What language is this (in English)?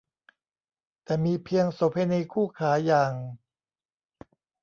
Thai